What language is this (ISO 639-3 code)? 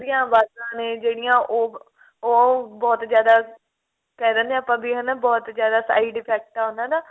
pan